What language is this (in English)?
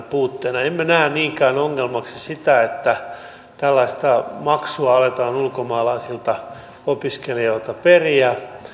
Finnish